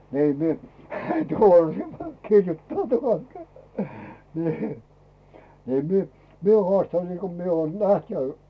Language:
Finnish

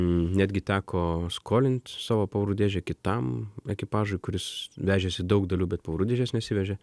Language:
Lithuanian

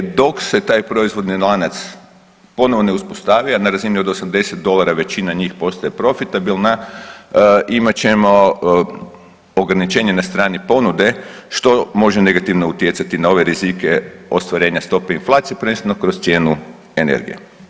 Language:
Croatian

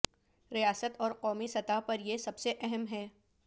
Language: Urdu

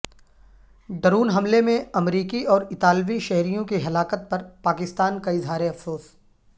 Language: Urdu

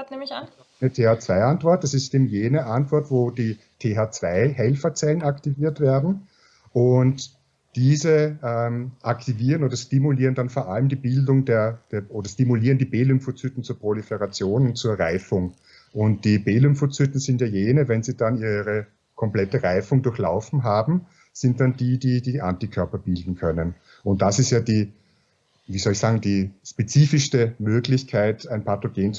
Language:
German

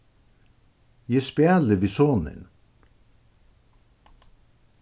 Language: Faroese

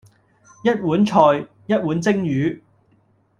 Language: Cantonese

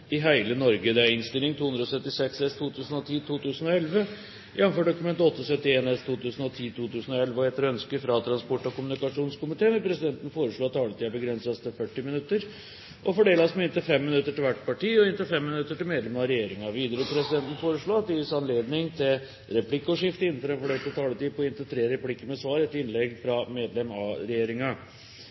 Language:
Norwegian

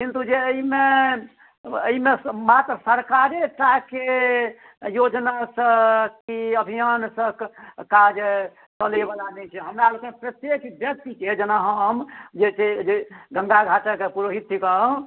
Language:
Maithili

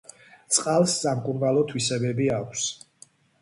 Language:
Georgian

